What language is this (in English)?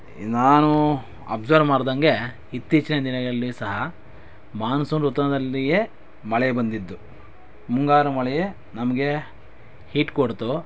Kannada